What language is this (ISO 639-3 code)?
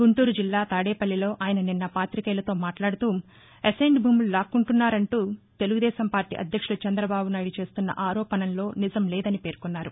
tel